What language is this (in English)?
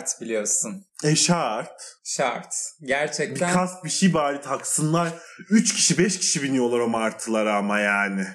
Turkish